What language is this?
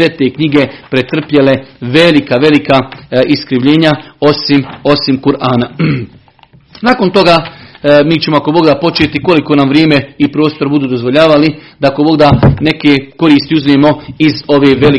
Croatian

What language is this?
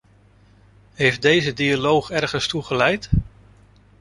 Dutch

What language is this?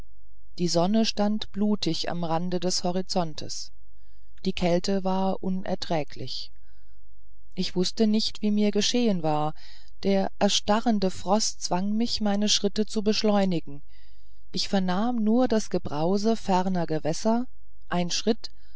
German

